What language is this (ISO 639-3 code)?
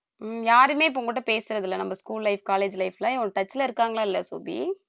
tam